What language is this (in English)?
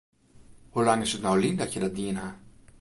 Western Frisian